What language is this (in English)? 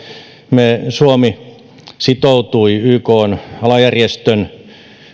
Finnish